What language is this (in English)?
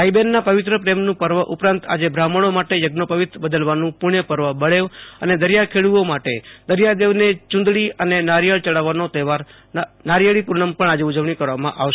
Gujarati